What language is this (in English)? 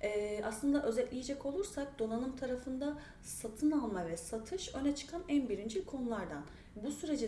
Turkish